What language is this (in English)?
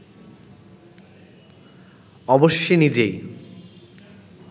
Bangla